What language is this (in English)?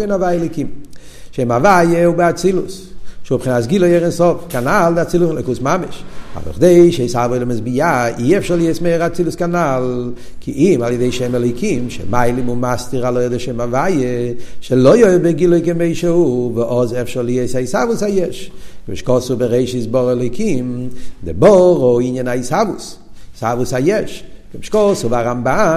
Hebrew